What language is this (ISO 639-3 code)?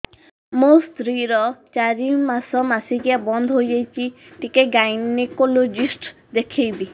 ori